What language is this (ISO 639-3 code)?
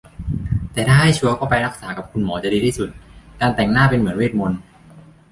tha